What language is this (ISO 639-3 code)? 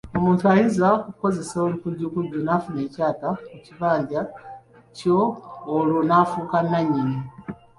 lug